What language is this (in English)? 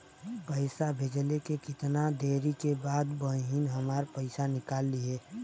Bhojpuri